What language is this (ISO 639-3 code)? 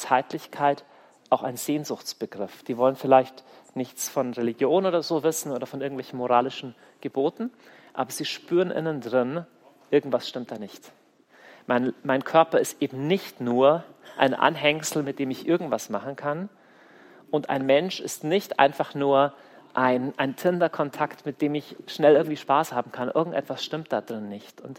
deu